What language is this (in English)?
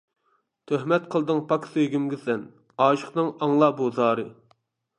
Uyghur